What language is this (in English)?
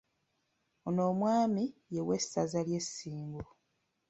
Ganda